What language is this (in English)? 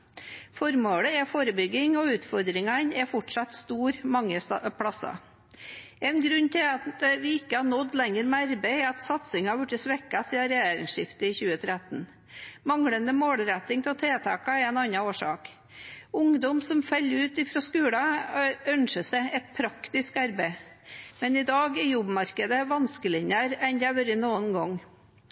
Norwegian Bokmål